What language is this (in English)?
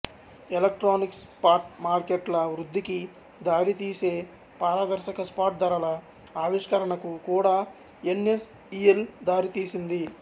Telugu